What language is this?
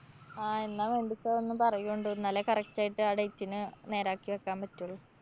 Malayalam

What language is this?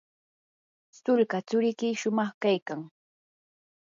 Yanahuanca Pasco Quechua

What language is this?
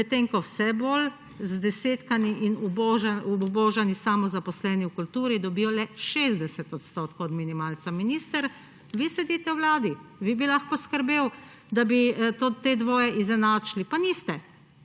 Slovenian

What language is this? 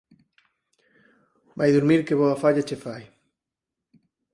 Galician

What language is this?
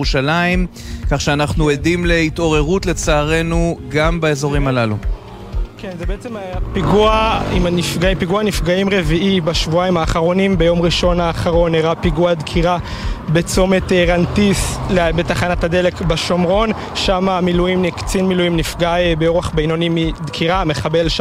Hebrew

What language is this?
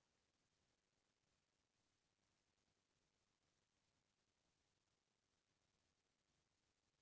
Chhattisgarhi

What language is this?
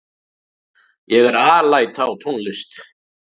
Icelandic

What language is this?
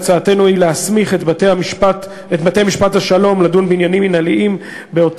Hebrew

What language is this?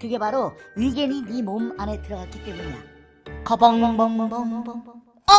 Korean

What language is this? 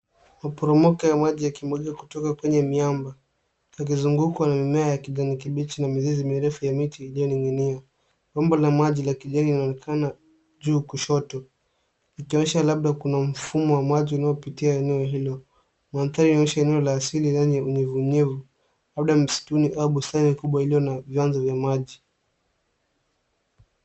Swahili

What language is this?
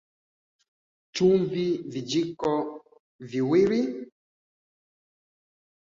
Swahili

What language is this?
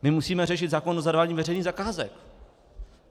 Czech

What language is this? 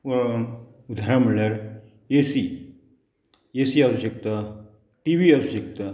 Konkani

